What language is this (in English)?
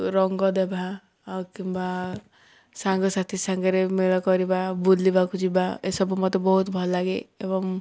Odia